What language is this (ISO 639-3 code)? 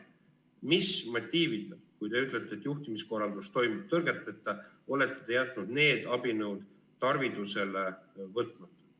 est